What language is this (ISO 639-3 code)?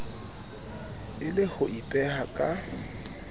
sot